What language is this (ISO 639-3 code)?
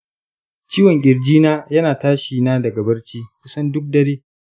hau